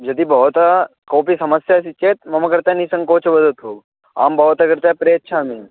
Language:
Sanskrit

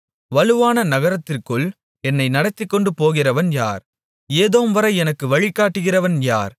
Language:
Tamil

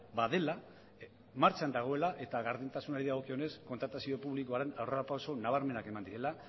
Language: Basque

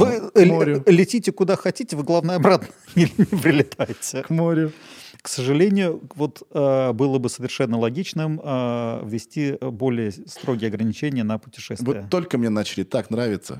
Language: Russian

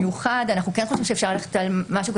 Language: Hebrew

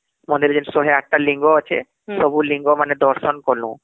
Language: Odia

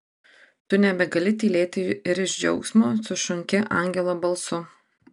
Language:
Lithuanian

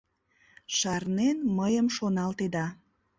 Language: Mari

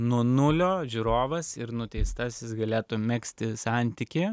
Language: Lithuanian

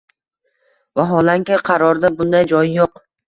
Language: Uzbek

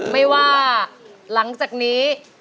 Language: Thai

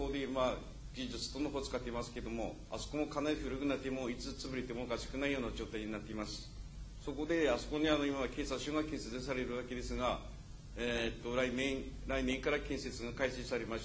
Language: Japanese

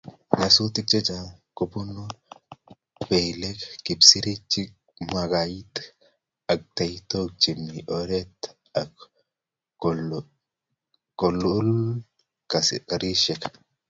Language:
Kalenjin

